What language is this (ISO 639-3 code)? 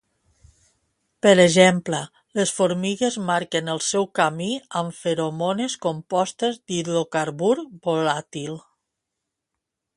cat